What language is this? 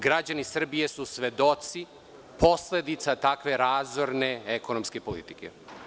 Serbian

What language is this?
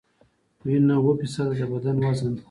Pashto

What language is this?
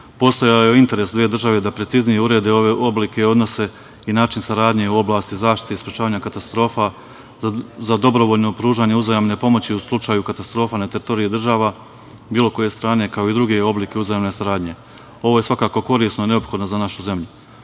Serbian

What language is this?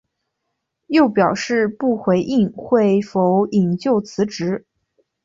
Chinese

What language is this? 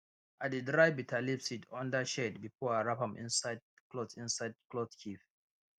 Nigerian Pidgin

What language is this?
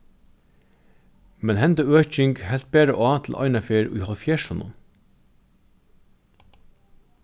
Faroese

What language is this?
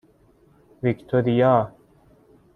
Persian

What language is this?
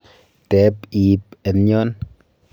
Kalenjin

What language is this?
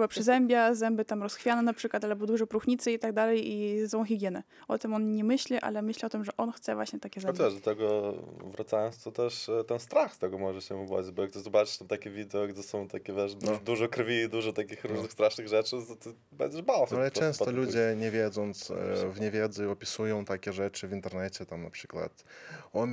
Polish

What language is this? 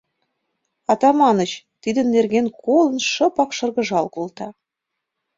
Mari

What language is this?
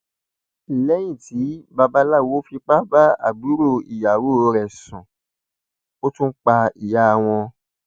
Yoruba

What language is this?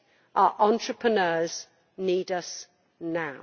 English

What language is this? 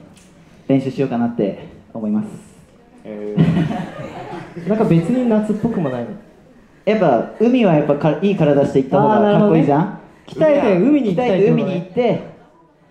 Japanese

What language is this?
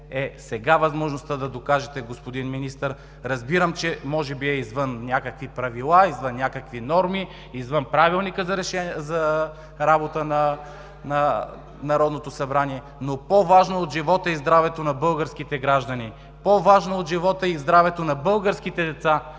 Bulgarian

